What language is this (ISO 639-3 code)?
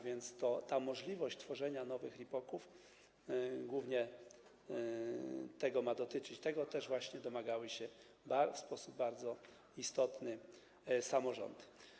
pol